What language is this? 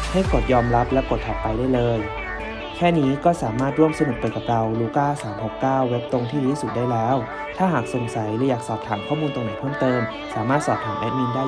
Thai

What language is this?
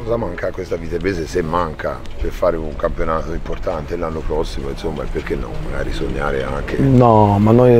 Italian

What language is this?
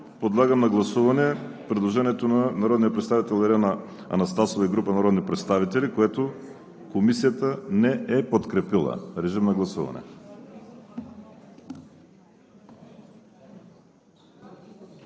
Bulgarian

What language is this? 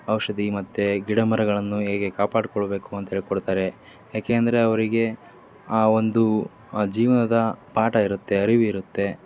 Kannada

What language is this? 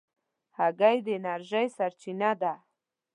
Pashto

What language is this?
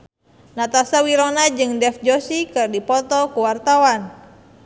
Sundanese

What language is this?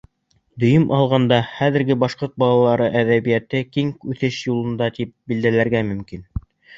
Bashkir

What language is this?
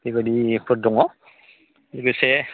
Bodo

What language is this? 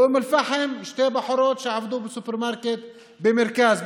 Hebrew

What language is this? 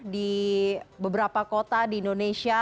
Indonesian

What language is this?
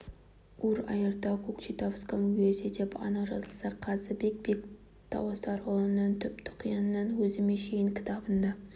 Kazakh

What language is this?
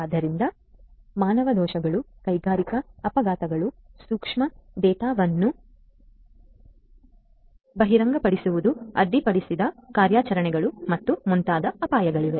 Kannada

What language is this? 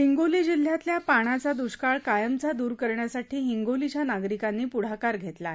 Marathi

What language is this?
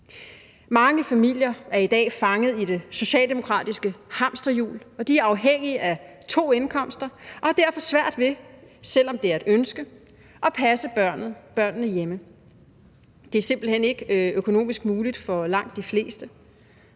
Danish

